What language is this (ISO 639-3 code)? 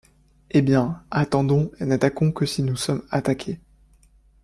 fra